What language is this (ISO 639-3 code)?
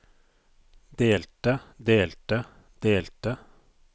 nor